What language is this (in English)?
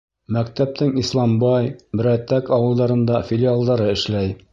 Bashkir